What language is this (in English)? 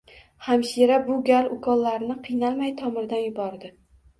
Uzbek